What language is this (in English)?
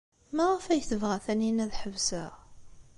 Kabyle